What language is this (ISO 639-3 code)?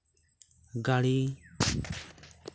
sat